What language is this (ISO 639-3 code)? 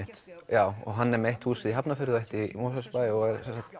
isl